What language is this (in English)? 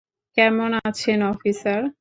Bangla